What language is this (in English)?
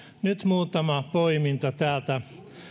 Finnish